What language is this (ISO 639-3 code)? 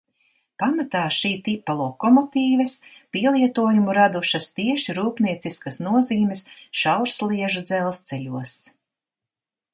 lav